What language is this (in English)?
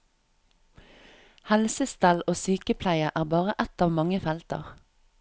Norwegian